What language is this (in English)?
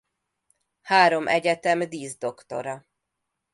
Hungarian